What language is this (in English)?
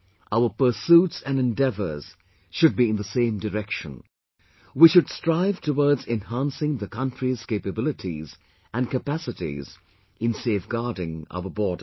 English